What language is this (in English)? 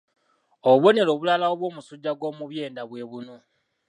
Ganda